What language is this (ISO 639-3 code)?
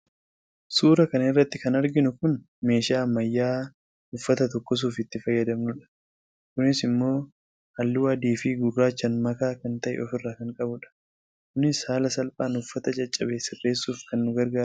orm